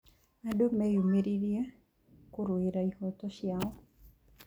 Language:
Kikuyu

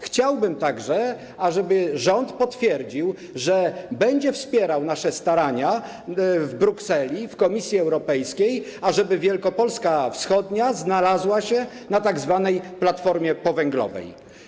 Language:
Polish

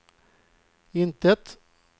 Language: Swedish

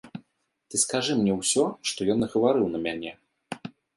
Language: Belarusian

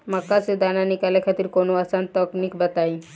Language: Bhojpuri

